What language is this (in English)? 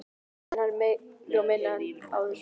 Icelandic